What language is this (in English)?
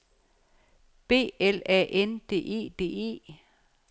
Danish